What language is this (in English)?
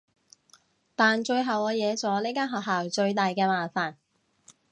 Cantonese